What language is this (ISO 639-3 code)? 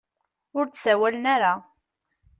kab